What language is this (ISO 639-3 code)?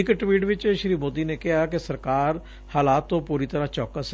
pan